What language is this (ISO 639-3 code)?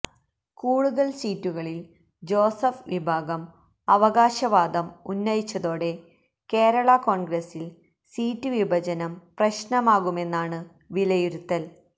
mal